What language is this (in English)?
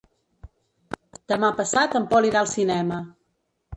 Catalan